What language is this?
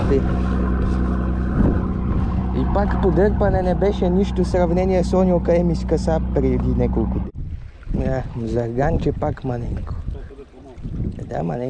Romanian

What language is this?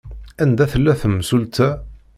Kabyle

